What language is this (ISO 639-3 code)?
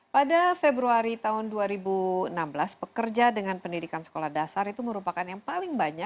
ind